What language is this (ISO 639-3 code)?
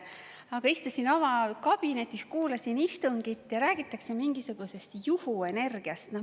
est